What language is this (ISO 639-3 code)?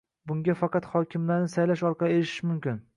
uzb